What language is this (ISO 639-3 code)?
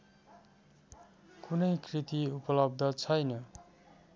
nep